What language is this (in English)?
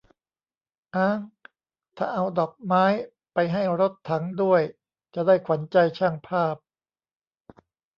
Thai